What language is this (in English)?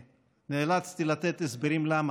Hebrew